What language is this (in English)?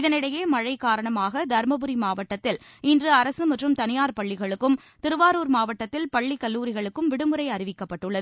Tamil